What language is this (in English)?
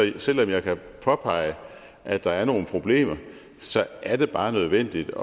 Danish